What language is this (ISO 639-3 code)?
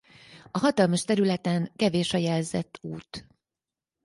hun